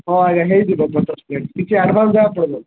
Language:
Odia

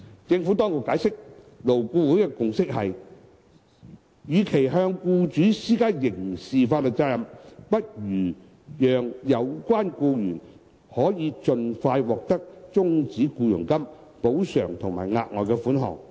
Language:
Cantonese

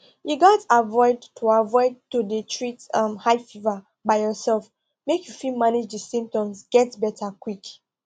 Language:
Nigerian Pidgin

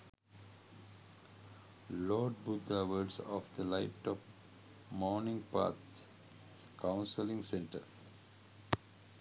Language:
Sinhala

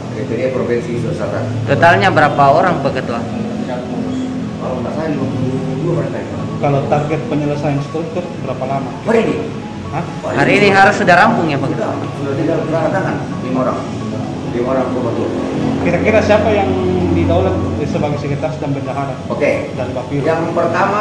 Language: Indonesian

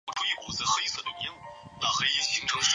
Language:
Chinese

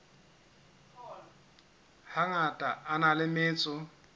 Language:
Southern Sotho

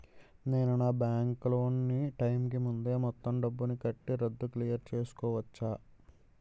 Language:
Telugu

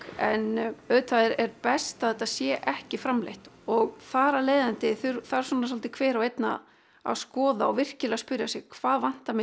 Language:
Icelandic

